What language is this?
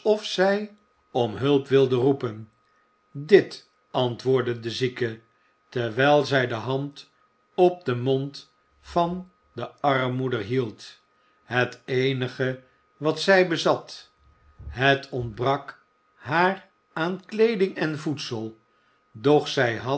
Dutch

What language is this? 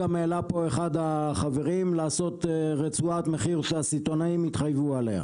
Hebrew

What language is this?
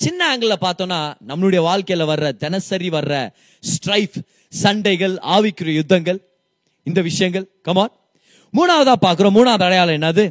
Tamil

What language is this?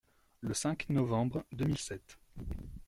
French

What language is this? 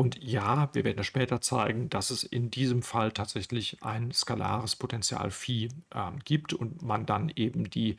German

